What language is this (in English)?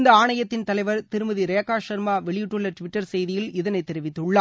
Tamil